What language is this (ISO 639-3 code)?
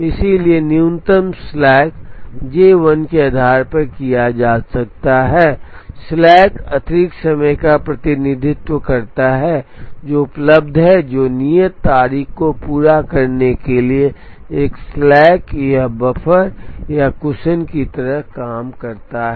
hin